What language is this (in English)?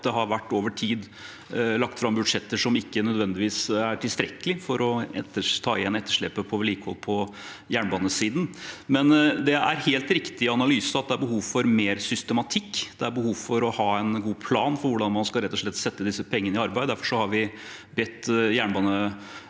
Norwegian